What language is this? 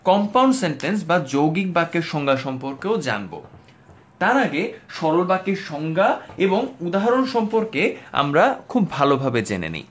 Bangla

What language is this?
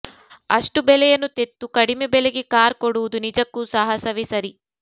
Kannada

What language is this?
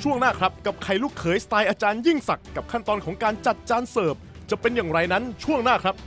Thai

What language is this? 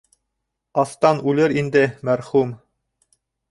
Bashkir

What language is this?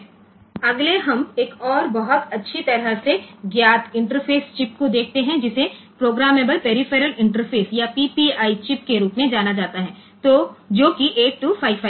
Gujarati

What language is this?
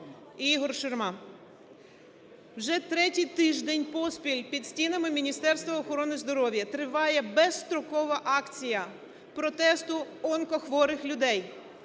Ukrainian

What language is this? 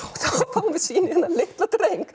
Icelandic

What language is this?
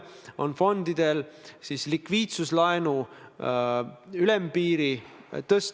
Estonian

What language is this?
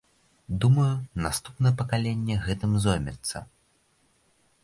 Belarusian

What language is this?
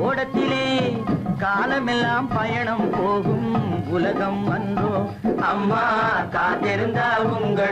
Hindi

